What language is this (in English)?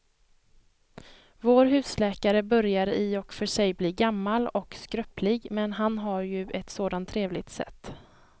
Swedish